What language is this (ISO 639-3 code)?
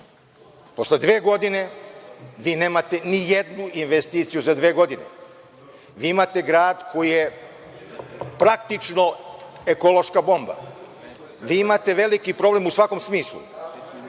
srp